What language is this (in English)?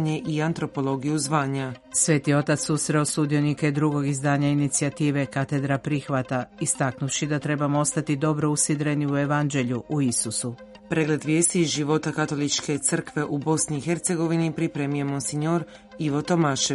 Croatian